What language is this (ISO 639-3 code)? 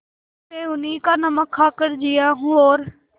hin